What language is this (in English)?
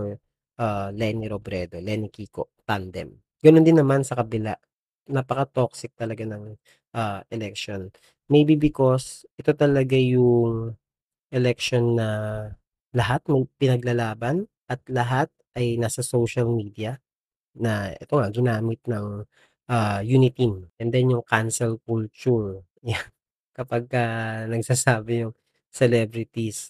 Filipino